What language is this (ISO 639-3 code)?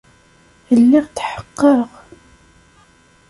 kab